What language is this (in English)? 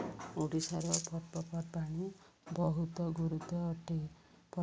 Odia